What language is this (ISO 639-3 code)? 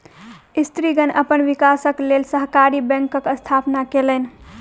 mai